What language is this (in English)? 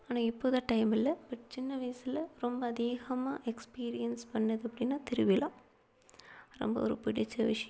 Tamil